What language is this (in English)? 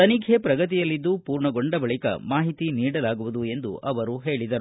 Kannada